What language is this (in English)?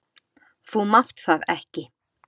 Icelandic